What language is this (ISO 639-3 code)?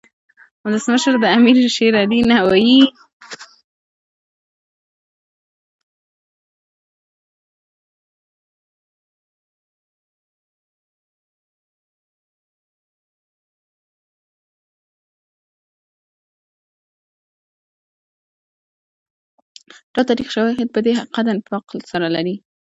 pus